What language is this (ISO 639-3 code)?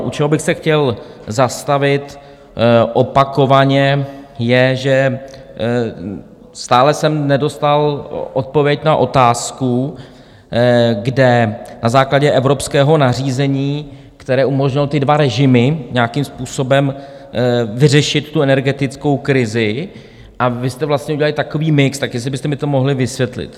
ces